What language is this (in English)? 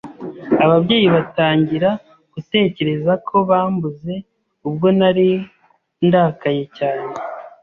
Kinyarwanda